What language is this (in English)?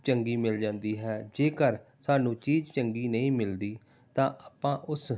Punjabi